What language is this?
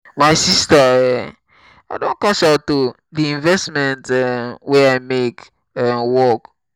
Nigerian Pidgin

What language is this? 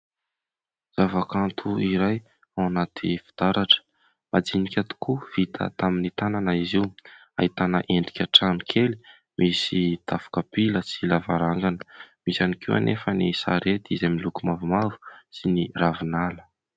Malagasy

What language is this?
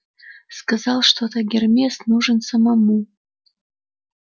Russian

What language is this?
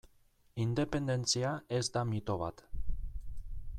Basque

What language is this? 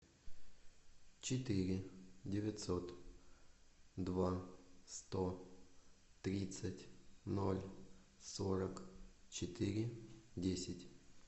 Russian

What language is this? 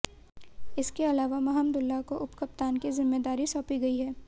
Hindi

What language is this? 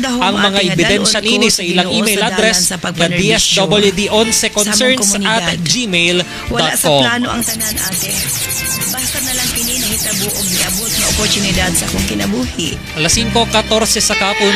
Filipino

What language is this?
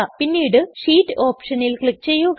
Malayalam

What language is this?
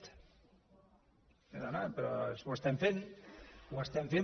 Catalan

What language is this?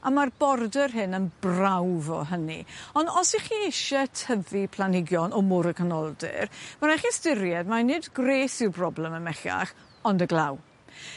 Welsh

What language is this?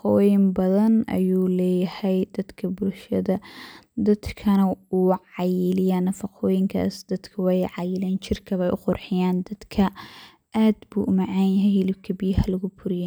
Somali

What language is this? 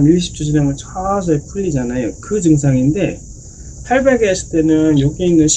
Korean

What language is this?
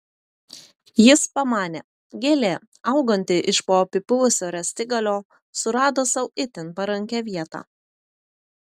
Lithuanian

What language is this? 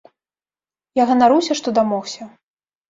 Belarusian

